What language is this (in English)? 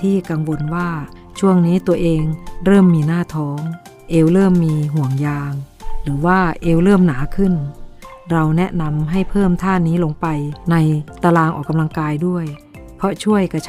Thai